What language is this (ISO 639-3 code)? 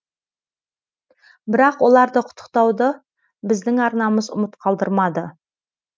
kaz